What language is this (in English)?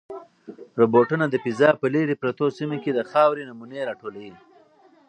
Pashto